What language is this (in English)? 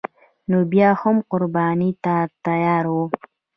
Pashto